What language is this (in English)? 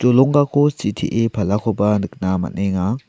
Garo